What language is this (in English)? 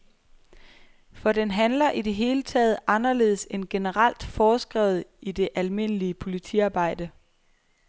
Danish